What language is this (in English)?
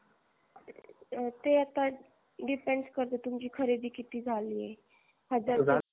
Marathi